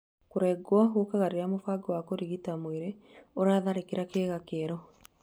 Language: Kikuyu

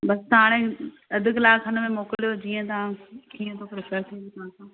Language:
Sindhi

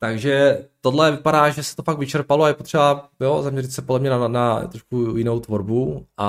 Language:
Czech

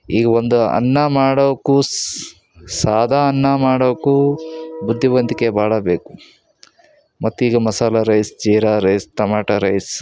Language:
Kannada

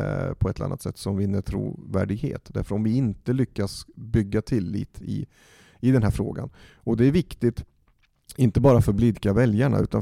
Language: Swedish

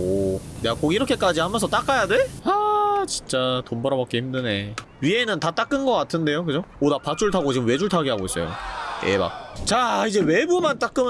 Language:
Korean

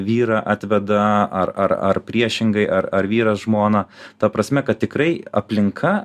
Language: Lithuanian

